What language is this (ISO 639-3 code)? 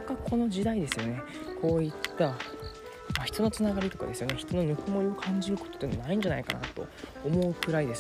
jpn